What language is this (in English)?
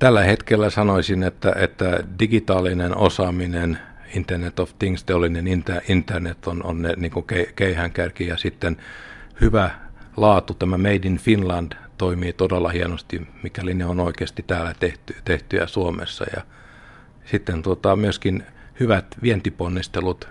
Finnish